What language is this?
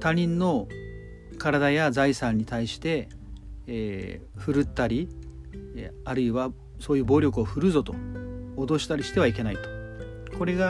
Japanese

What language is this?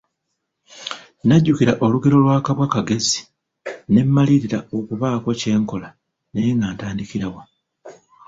Ganda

